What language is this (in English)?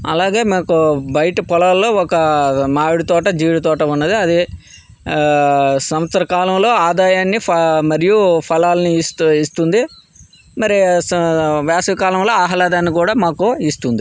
Telugu